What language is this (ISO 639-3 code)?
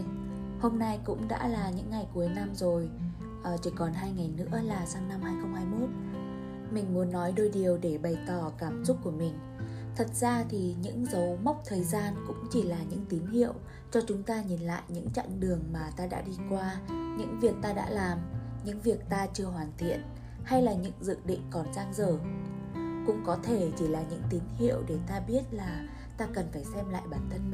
vie